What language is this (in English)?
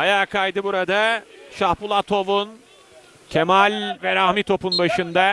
Turkish